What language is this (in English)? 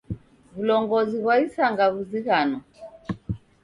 Taita